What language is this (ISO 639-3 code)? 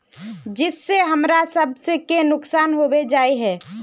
mag